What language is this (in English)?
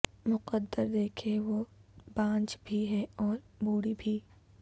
Urdu